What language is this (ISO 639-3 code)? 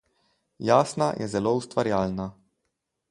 slv